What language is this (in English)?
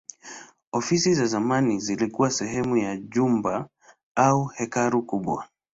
Swahili